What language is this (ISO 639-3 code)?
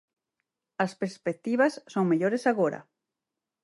glg